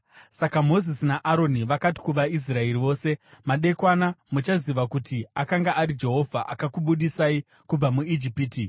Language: Shona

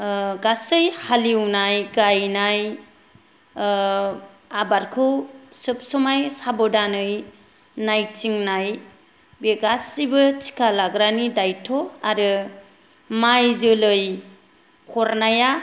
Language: Bodo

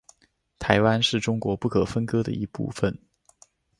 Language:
Chinese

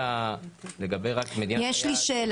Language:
Hebrew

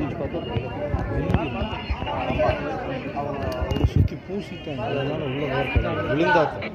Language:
Tamil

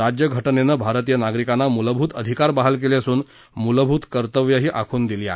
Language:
Marathi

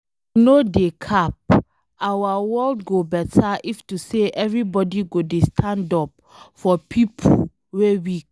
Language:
Nigerian Pidgin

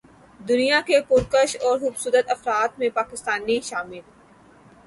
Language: Urdu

